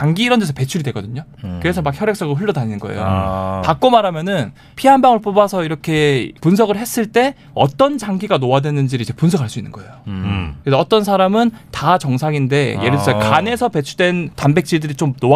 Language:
Korean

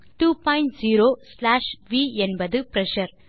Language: Tamil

